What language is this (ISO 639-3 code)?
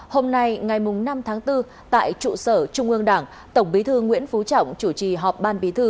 vie